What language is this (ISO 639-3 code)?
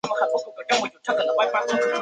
zho